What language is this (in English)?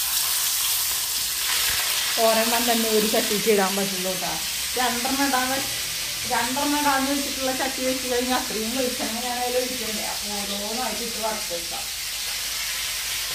Malayalam